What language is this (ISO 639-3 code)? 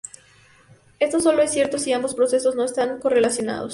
spa